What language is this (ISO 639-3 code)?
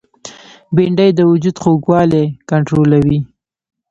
pus